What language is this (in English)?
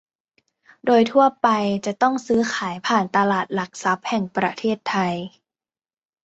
Thai